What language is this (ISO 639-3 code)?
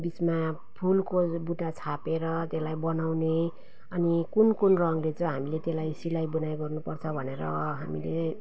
nep